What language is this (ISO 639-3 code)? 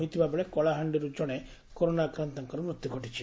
ori